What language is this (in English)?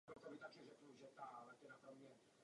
Czech